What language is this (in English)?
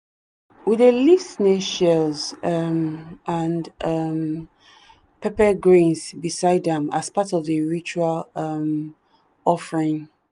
Nigerian Pidgin